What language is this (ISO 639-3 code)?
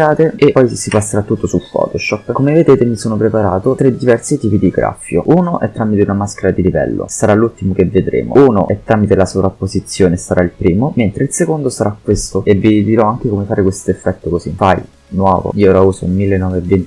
ita